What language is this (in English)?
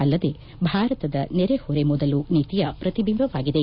Kannada